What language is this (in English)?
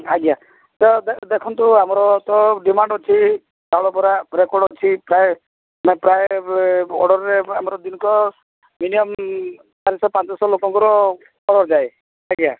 Odia